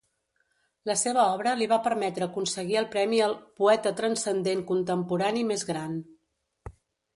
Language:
Catalan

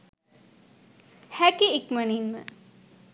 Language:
Sinhala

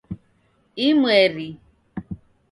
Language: Taita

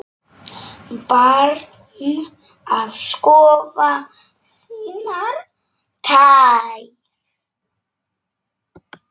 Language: Icelandic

